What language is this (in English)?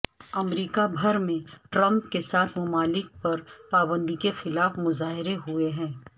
Urdu